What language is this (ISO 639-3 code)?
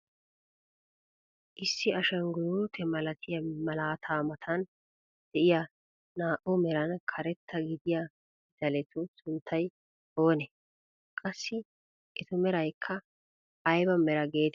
wal